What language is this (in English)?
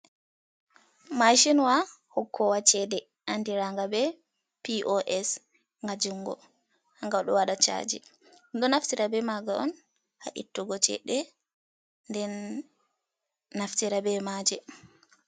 Fula